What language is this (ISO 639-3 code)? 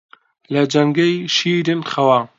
ckb